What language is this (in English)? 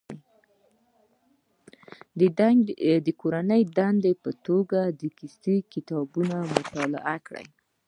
Pashto